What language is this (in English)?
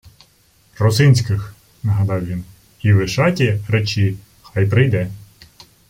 Ukrainian